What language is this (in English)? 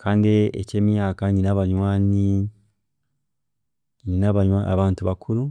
Chiga